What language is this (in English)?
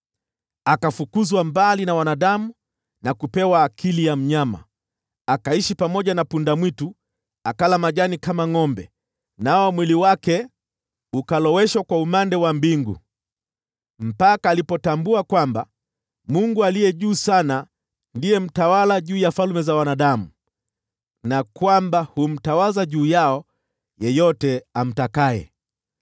Swahili